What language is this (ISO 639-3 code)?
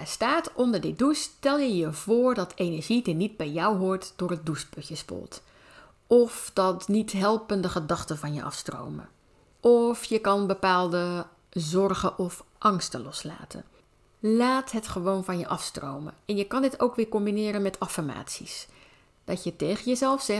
nld